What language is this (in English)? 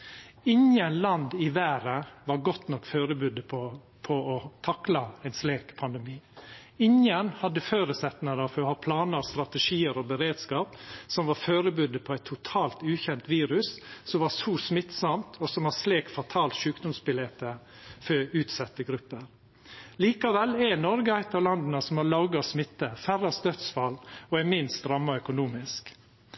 Norwegian Nynorsk